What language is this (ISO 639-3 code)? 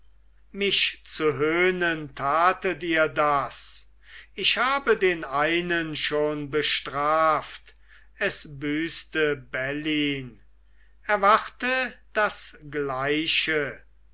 deu